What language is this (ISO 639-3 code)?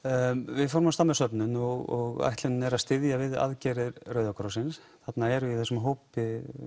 isl